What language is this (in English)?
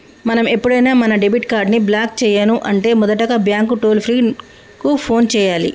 Telugu